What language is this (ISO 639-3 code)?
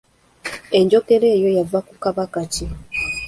lug